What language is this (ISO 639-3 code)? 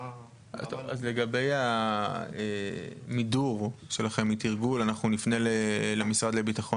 heb